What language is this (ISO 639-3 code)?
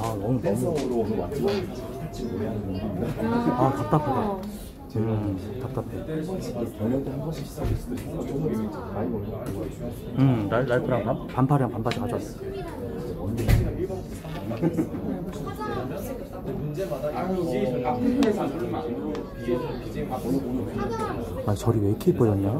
kor